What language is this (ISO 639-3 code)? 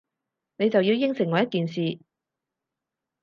yue